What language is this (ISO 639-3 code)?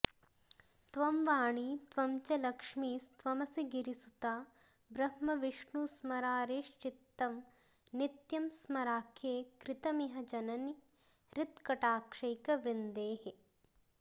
san